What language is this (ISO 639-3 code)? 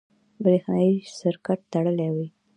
pus